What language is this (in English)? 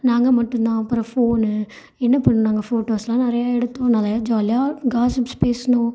Tamil